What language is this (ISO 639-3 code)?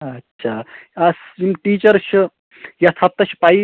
kas